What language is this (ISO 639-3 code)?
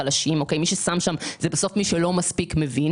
heb